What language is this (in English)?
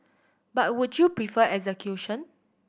English